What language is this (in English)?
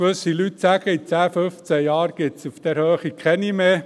Swiss German